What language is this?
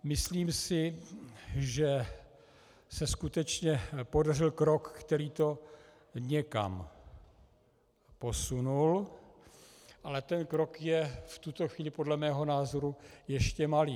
Czech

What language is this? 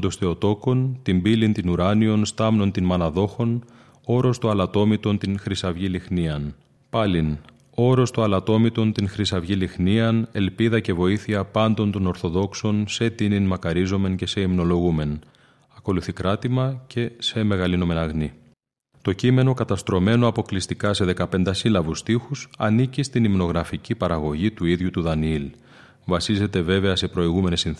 Greek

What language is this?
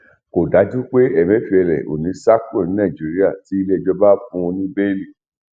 Yoruba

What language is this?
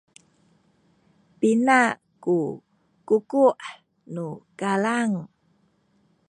Sakizaya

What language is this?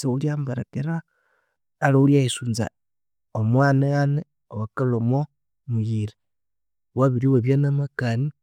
Konzo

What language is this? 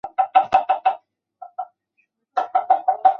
Chinese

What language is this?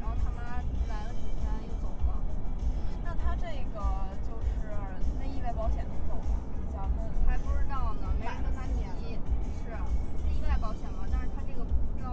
Chinese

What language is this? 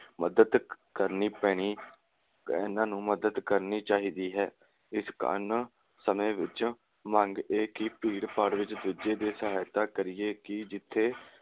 Punjabi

